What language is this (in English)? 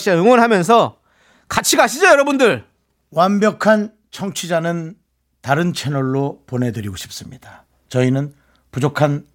Korean